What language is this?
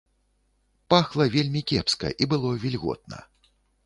Belarusian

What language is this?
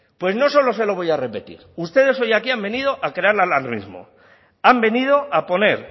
Spanish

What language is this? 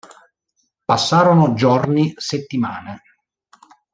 Italian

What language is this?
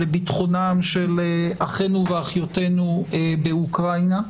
Hebrew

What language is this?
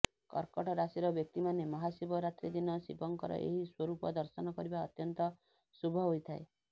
Odia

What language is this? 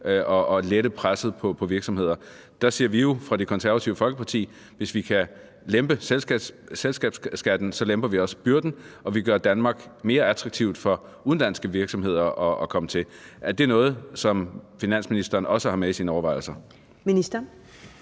Danish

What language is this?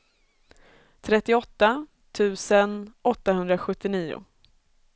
Swedish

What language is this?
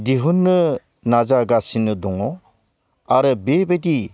Bodo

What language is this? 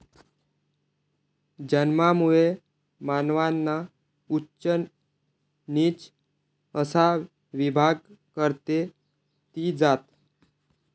Marathi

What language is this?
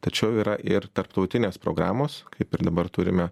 Lithuanian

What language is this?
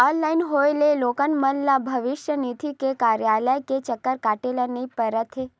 Chhattisgarhi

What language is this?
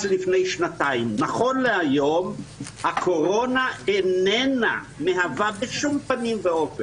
Hebrew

